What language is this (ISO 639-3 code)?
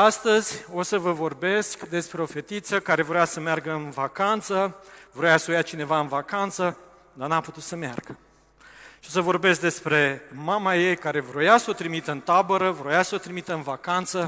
ron